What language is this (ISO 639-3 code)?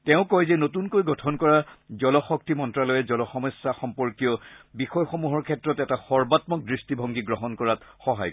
asm